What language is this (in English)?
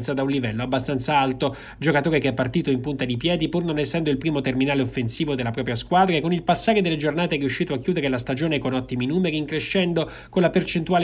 Italian